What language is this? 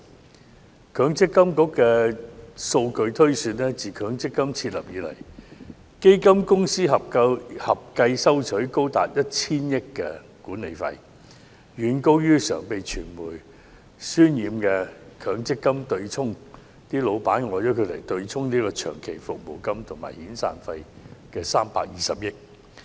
Cantonese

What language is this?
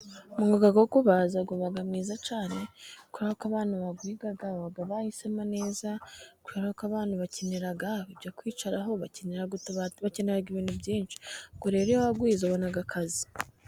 Kinyarwanda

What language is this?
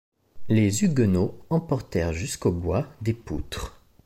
French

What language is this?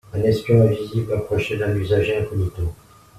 French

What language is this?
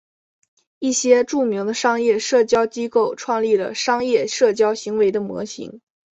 Chinese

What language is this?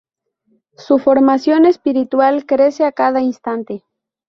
Spanish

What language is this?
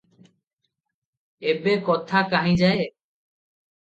Odia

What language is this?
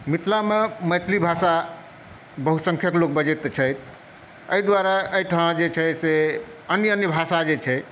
Maithili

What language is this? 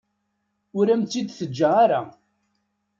Kabyle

